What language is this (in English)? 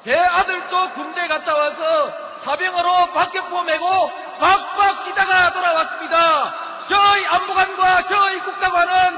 Korean